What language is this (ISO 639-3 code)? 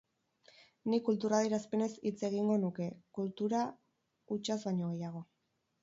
eus